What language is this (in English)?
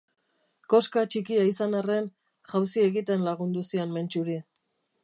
Basque